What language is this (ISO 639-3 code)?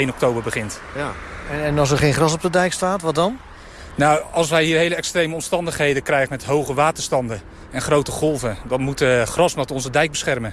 nld